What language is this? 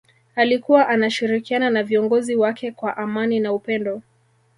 Swahili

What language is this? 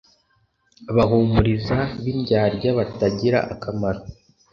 Kinyarwanda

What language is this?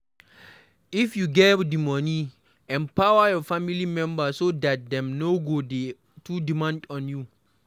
Nigerian Pidgin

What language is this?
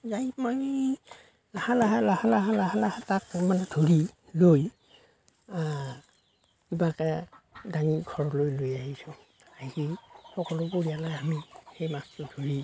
Assamese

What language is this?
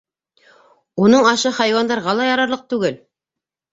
Bashkir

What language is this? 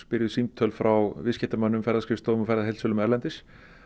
Icelandic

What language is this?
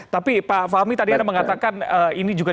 Indonesian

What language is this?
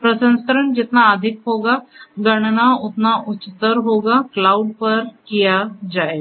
Hindi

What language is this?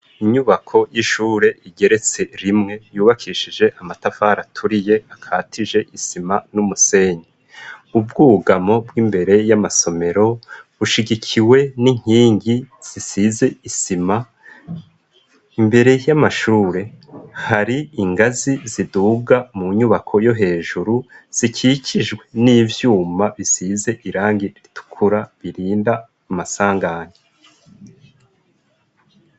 Rundi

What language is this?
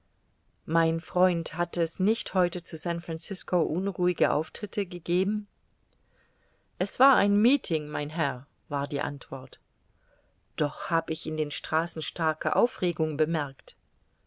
German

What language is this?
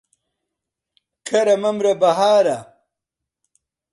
Central Kurdish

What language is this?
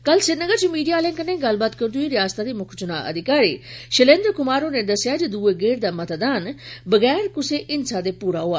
Dogri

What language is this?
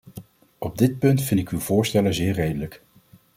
Dutch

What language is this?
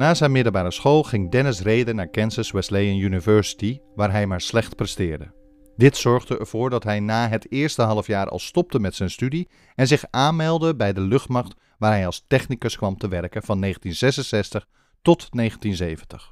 Dutch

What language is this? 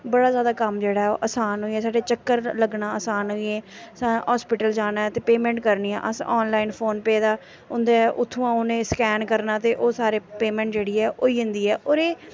Dogri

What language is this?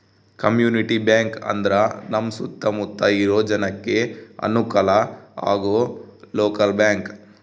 Kannada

